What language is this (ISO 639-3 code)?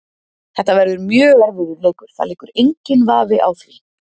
isl